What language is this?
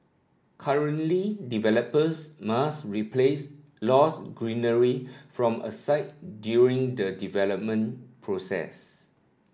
English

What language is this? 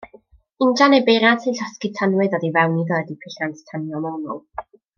Welsh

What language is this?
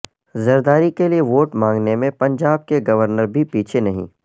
Urdu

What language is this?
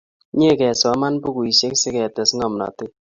Kalenjin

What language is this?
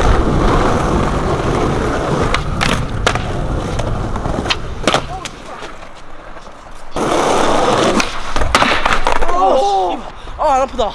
Korean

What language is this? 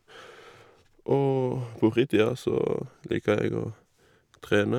Norwegian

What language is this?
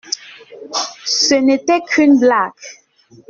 French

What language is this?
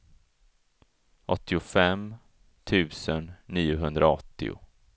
Swedish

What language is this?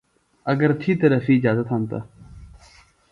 Phalura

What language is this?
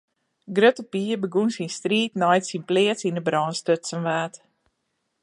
Western Frisian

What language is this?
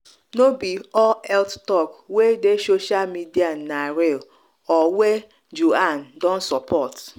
Nigerian Pidgin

